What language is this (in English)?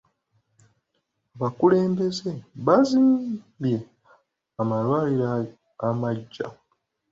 Ganda